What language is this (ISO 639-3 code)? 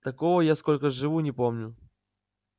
rus